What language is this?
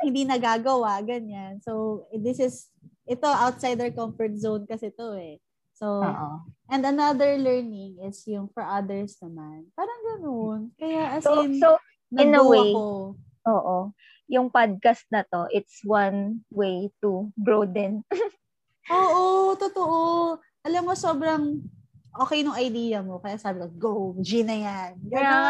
Filipino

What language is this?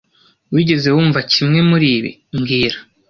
Kinyarwanda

